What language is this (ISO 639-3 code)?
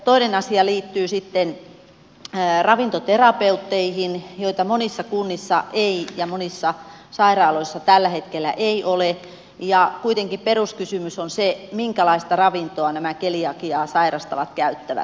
fin